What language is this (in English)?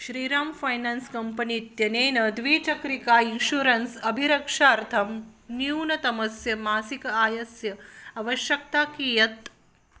Sanskrit